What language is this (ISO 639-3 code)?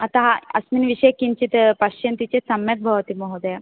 san